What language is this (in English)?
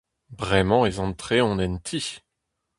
Breton